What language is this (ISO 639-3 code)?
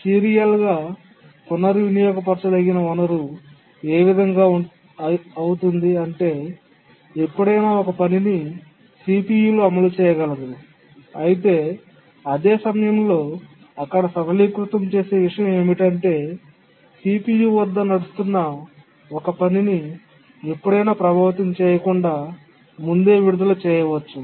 tel